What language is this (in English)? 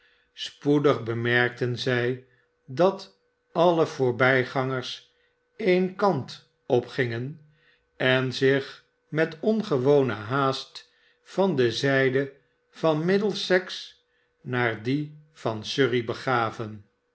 Dutch